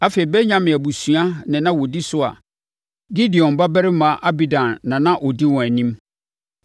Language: Akan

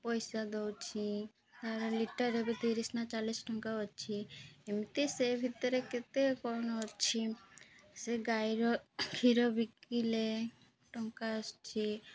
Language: Odia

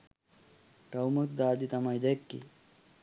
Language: Sinhala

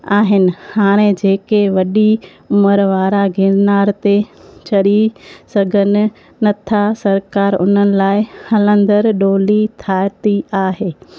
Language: Sindhi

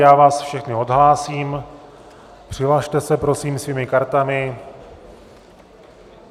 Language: Czech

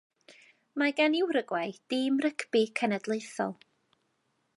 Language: Welsh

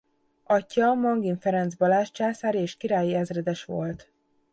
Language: Hungarian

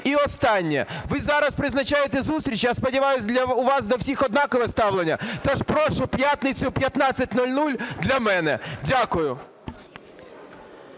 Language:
Ukrainian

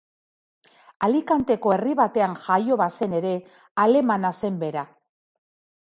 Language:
Basque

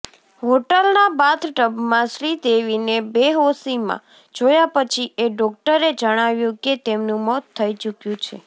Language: Gujarati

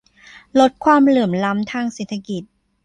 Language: Thai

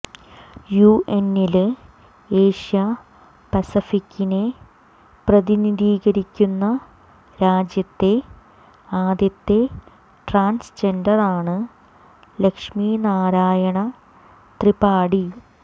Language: Malayalam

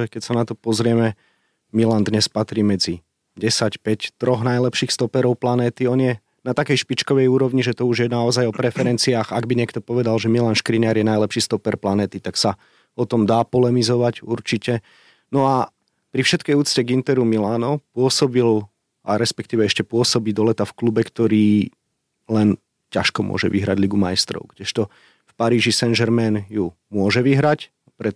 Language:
Slovak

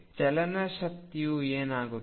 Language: Kannada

